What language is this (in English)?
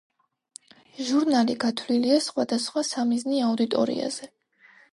Georgian